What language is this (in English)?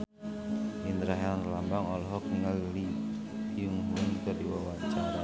Sundanese